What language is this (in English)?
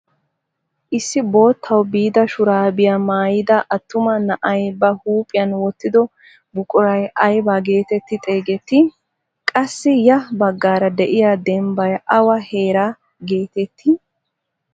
Wolaytta